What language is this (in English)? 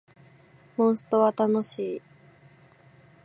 Japanese